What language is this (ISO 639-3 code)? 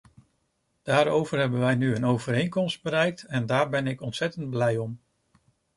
nld